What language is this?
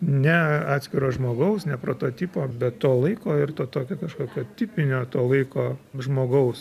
Lithuanian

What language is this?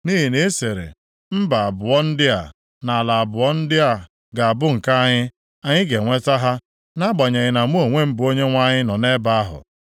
Igbo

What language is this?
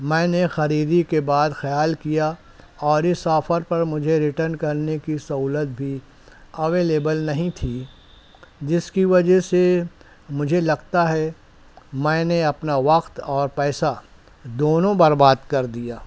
Urdu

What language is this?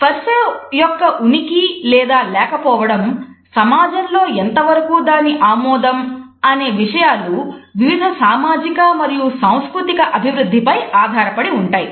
Telugu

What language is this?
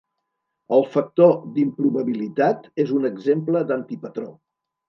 Catalan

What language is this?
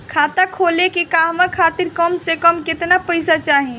Bhojpuri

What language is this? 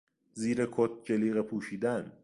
Persian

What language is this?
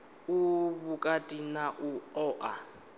Venda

